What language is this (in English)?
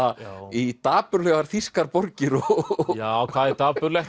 Icelandic